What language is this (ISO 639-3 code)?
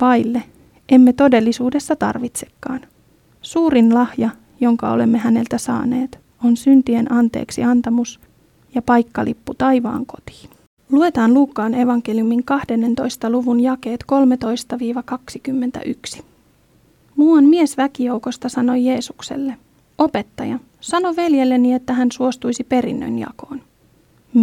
fin